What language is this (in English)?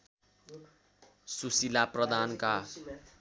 Nepali